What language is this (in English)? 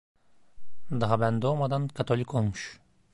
Turkish